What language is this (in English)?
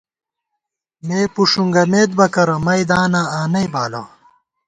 Gawar-Bati